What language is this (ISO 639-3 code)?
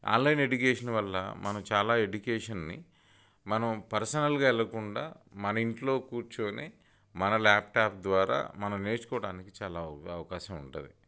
tel